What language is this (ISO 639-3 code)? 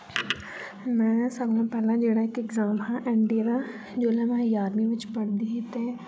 doi